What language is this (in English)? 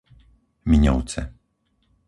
Slovak